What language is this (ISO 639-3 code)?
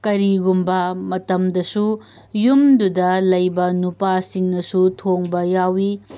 mni